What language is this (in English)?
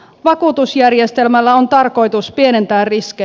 Finnish